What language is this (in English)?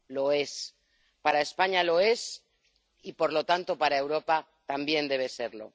Spanish